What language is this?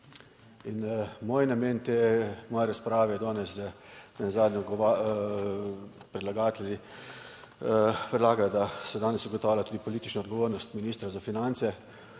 Slovenian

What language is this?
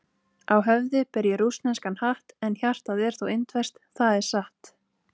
Icelandic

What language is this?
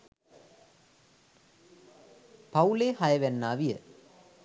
Sinhala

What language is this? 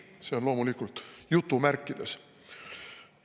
Estonian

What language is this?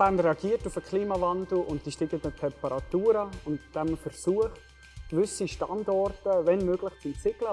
German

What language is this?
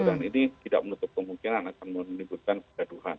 Indonesian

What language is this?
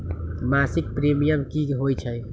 Magahi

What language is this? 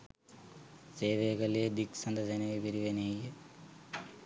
Sinhala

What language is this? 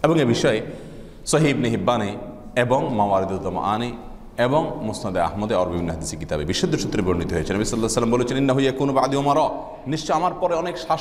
Arabic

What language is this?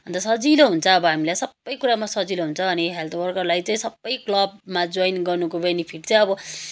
Nepali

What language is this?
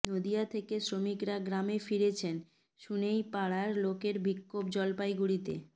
Bangla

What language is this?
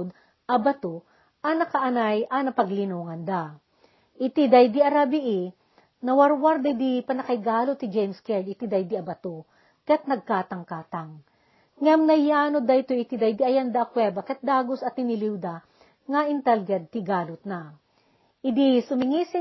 Filipino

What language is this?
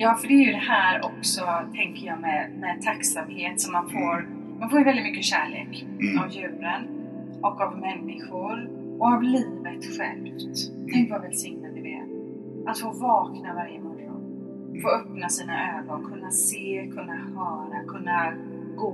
Swedish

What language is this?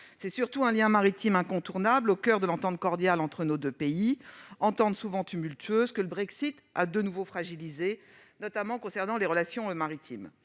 French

